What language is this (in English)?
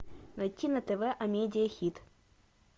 Russian